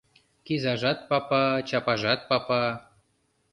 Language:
Mari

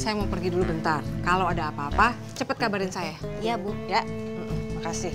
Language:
Indonesian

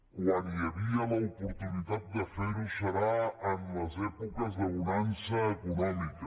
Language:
Catalan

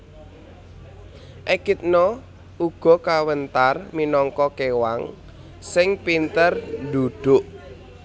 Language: Javanese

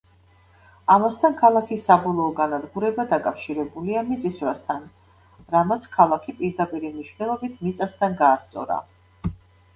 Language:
Georgian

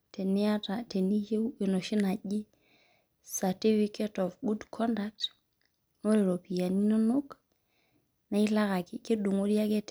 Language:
Masai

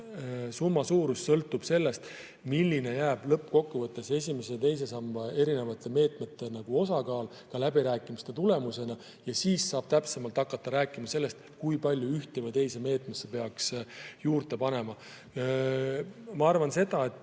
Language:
Estonian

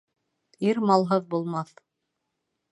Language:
Bashkir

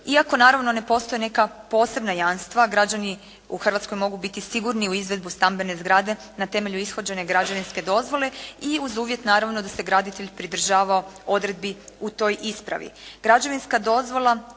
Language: Croatian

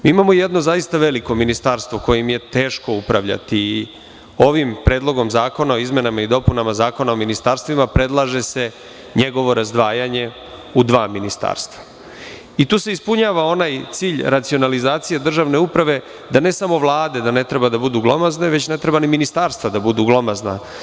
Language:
Serbian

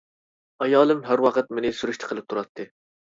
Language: Uyghur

